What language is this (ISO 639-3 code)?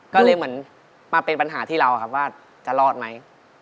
tha